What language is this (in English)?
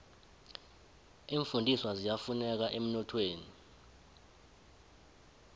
South Ndebele